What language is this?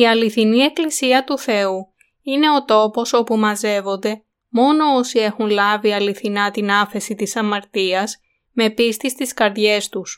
Greek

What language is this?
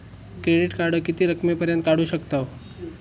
Marathi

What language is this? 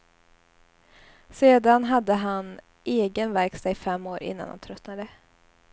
Swedish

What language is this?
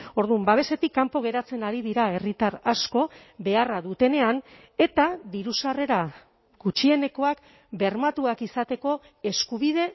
Basque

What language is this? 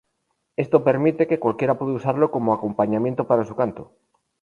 Spanish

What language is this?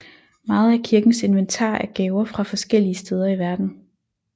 Danish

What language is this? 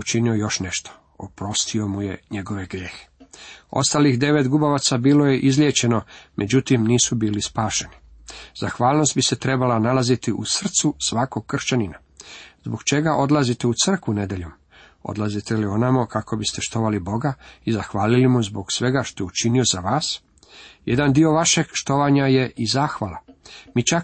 Croatian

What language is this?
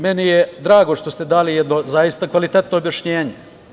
Serbian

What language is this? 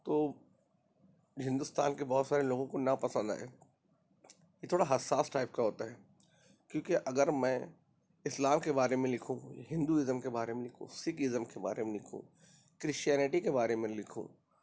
Urdu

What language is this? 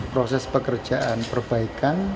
Indonesian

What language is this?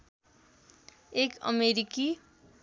Nepali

